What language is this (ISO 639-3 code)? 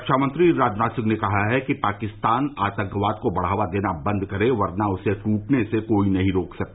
hin